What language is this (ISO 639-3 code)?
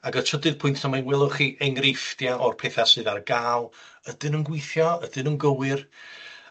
cym